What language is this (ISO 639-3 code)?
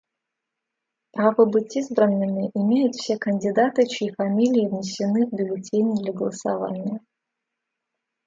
rus